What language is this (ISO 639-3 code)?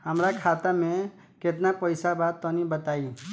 bho